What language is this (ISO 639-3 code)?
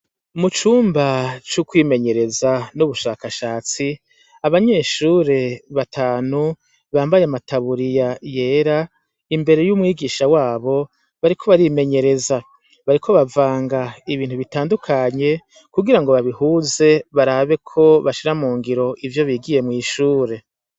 run